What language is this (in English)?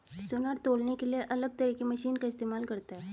Hindi